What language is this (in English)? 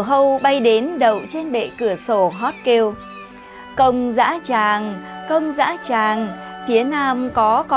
Vietnamese